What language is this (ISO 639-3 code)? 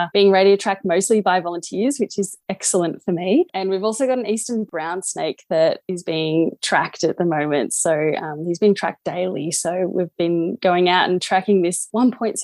eng